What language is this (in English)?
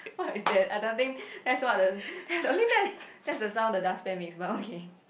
English